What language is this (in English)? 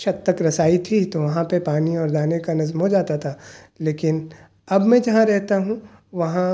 Urdu